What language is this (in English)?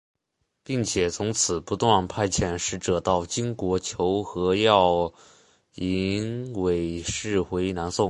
Chinese